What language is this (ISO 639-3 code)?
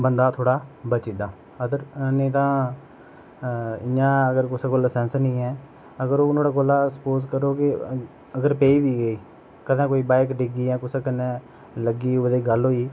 doi